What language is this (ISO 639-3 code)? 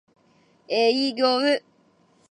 jpn